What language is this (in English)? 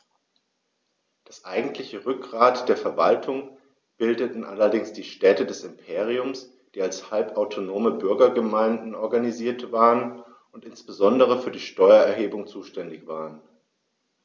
German